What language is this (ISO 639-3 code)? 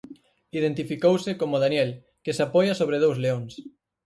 glg